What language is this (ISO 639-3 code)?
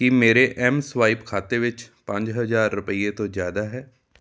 pan